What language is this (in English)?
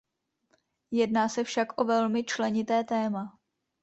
Czech